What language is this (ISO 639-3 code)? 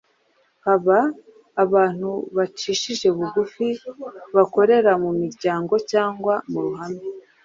kin